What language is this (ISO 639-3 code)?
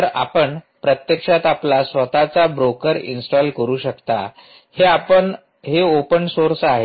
mar